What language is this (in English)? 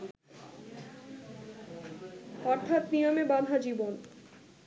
Bangla